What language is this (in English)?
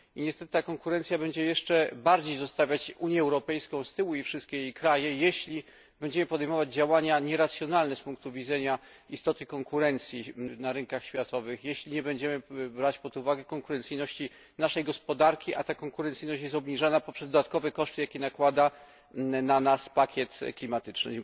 Polish